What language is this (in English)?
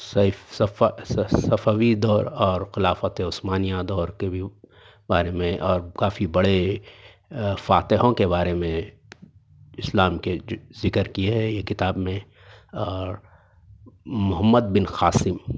Urdu